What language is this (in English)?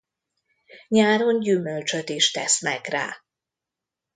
Hungarian